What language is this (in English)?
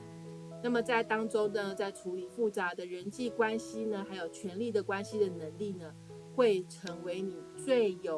Chinese